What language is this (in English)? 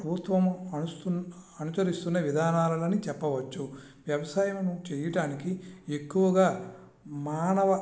Telugu